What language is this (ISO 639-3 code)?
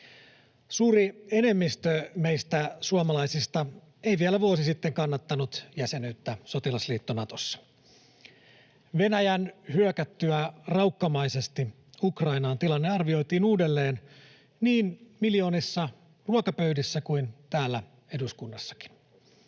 fin